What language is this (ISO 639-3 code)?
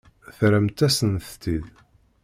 kab